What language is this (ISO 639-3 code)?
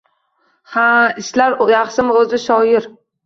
uzb